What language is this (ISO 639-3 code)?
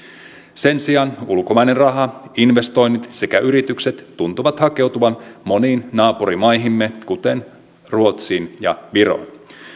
fin